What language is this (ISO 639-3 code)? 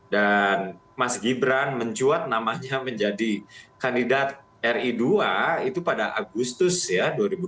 ind